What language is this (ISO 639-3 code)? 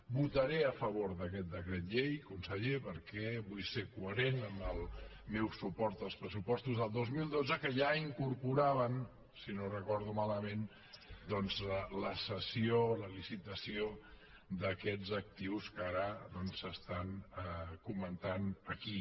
cat